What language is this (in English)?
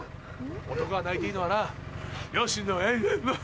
Japanese